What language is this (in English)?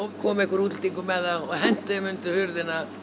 Icelandic